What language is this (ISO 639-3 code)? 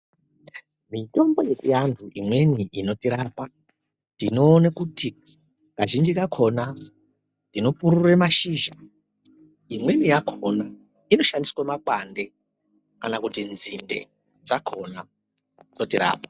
ndc